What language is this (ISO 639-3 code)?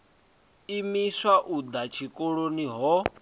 ven